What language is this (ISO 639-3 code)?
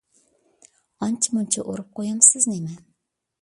uig